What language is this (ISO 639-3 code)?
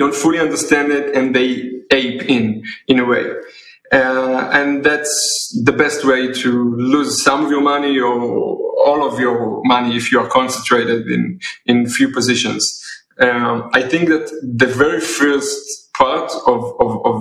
eng